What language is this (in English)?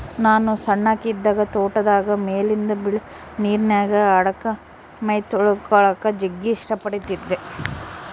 Kannada